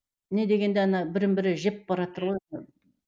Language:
Kazakh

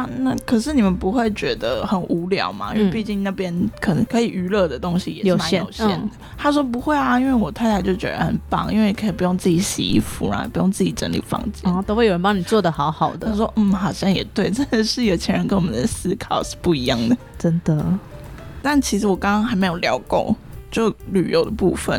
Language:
Chinese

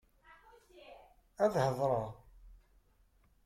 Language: Kabyle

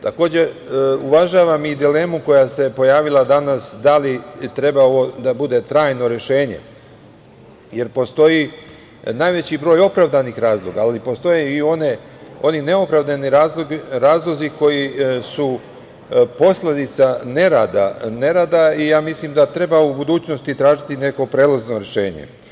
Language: Serbian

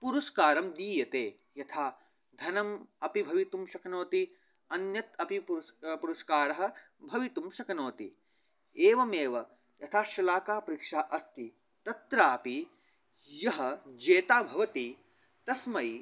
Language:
Sanskrit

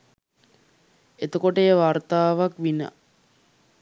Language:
Sinhala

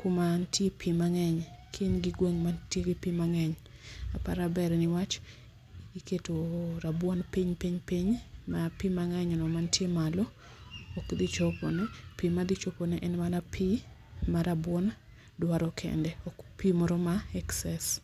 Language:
Luo (Kenya and Tanzania)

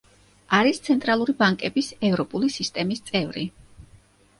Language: Georgian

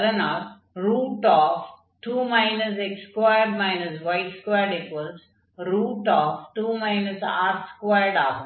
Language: Tamil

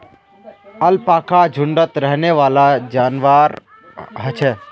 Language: Magahi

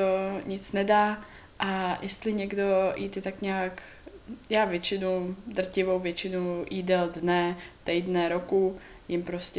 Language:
Czech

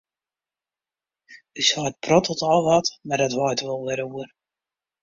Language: Western Frisian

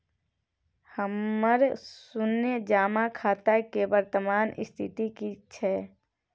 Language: Maithili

